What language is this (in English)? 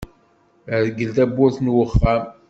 Kabyle